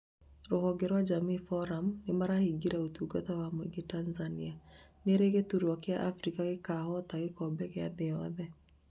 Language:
Kikuyu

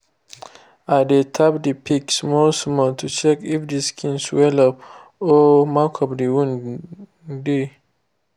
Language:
Nigerian Pidgin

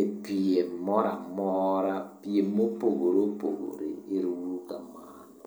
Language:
Luo (Kenya and Tanzania)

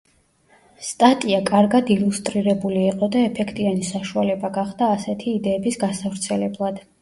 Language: Georgian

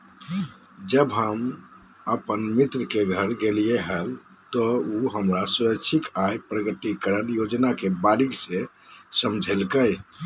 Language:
Magahi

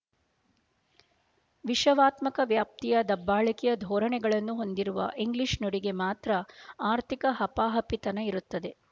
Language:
Kannada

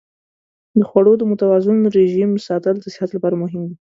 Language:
Pashto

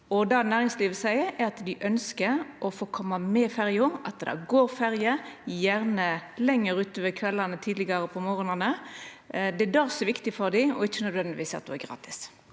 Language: Norwegian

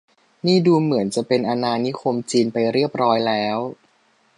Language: Thai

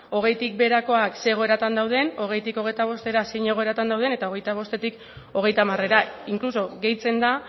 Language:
Basque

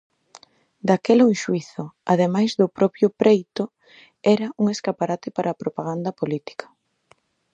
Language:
Galician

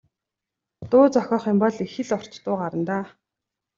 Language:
Mongolian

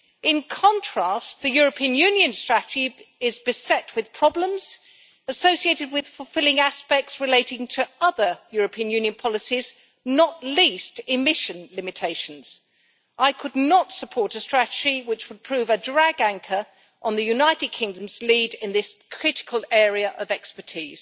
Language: English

